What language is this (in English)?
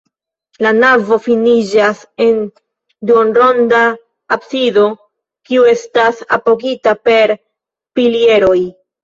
Esperanto